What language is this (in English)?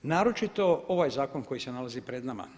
Croatian